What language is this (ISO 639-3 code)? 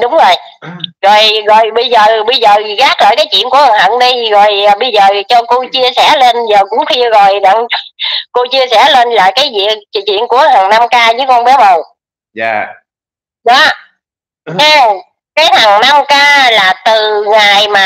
vie